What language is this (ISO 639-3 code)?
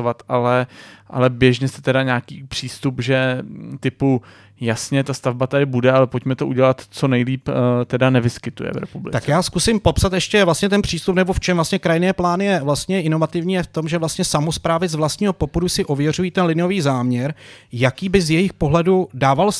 ces